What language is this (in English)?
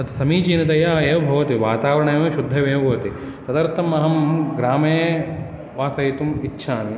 Sanskrit